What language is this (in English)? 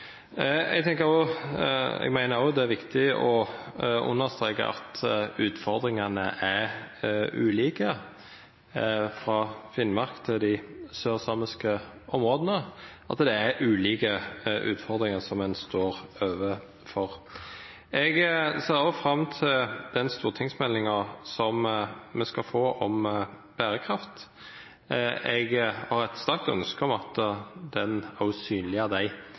Norwegian Nynorsk